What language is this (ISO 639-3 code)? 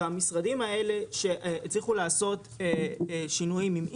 heb